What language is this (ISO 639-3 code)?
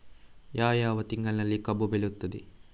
kan